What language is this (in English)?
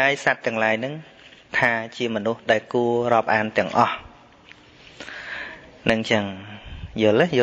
Vietnamese